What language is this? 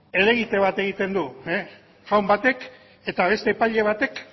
Basque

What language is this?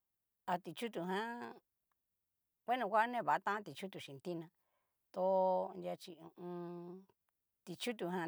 Cacaloxtepec Mixtec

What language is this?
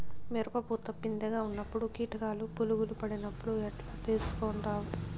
Telugu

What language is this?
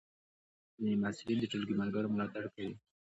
Pashto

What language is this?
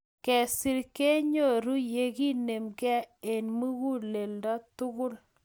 Kalenjin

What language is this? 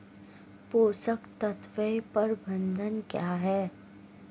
Hindi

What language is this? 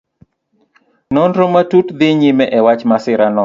Luo (Kenya and Tanzania)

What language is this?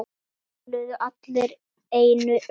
Icelandic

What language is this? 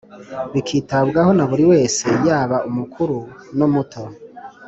Kinyarwanda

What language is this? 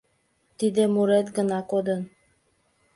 Mari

